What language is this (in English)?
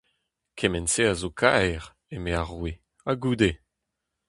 Breton